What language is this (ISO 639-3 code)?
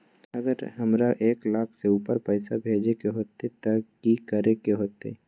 mag